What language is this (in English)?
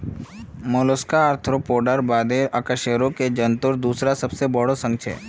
Magahi